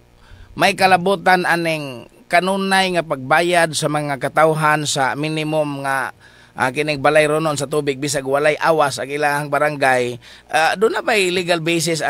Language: Filipino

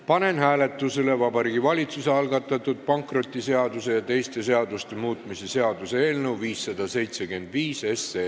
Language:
Estonian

